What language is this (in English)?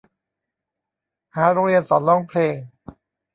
Thai